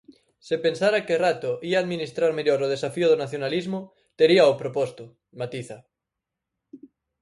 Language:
Galician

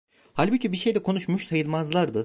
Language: Turkish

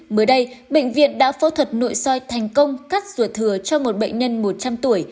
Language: Vietnamese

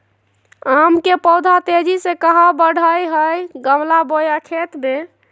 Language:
Magahi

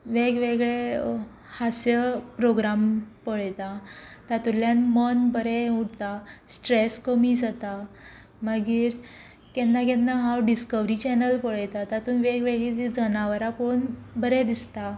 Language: Konkani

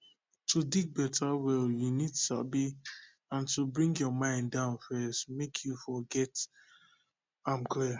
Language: Nigerian Pidgin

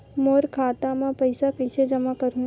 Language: Chhattisgarhi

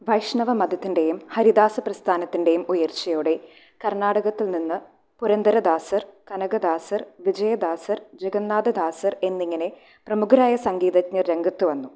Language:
Malayalam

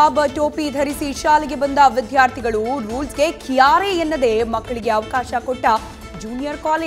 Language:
Hindi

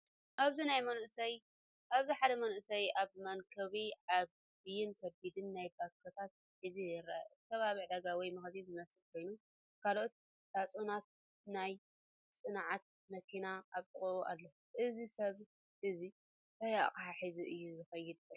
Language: Tigrinya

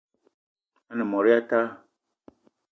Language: Eton (Cameroon)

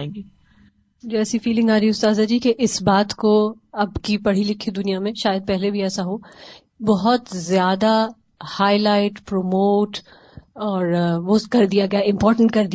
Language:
Urdu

